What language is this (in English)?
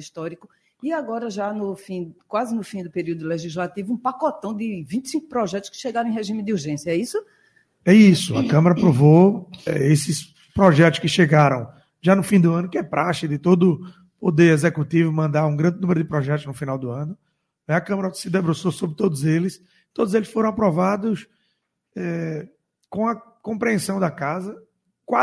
Portuguese